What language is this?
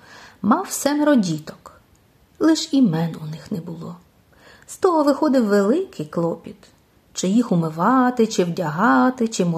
Ukrainian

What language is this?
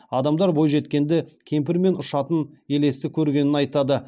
Kazakh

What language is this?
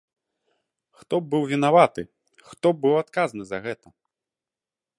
Belarusian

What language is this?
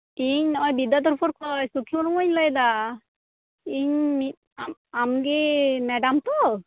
Santali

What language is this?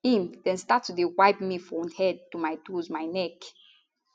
Nigerian Pidgin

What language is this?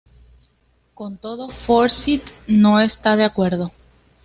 Spanish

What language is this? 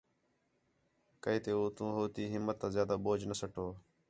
Khetrani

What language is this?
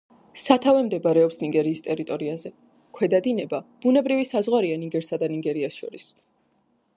Georgian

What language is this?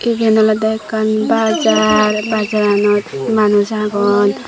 Chakma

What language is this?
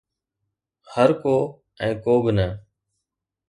Sindhi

